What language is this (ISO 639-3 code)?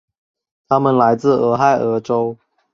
zho